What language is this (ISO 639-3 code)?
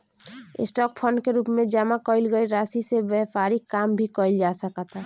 bho